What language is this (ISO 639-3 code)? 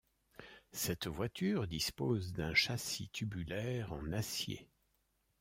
fra